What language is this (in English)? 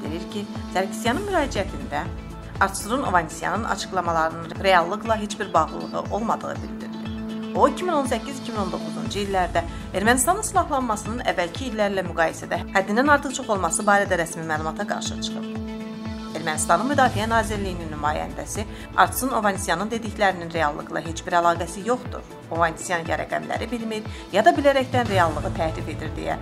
Turkish